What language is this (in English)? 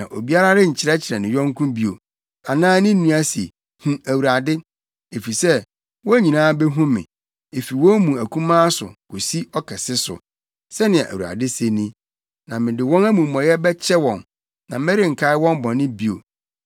Akan